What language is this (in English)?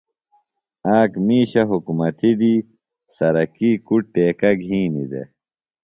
Phalura